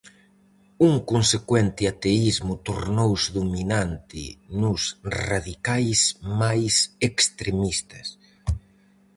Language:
Galician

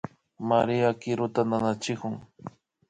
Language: Imbabura Highland Quichua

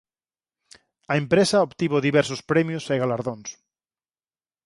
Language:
Galician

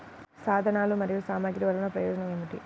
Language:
Telugu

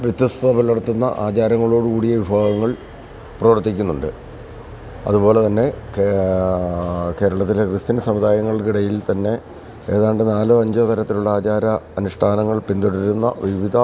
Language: Malayalam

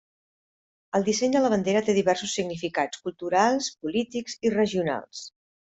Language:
Catalan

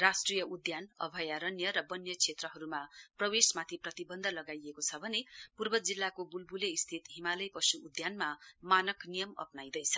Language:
Nepali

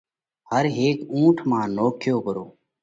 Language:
Parkari Koli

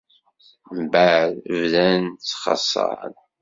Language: Kabyle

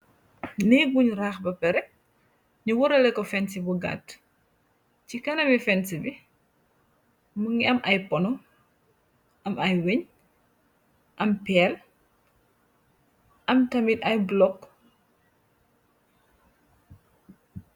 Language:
Wolof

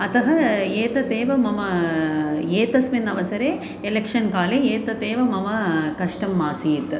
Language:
Sanskrit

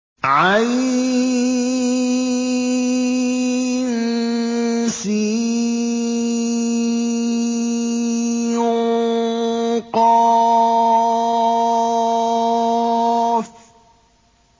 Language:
Arabic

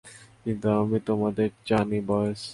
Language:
Bangla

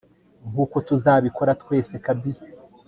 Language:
Kinyarwanda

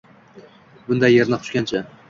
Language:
Uzbek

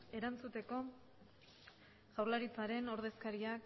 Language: Basque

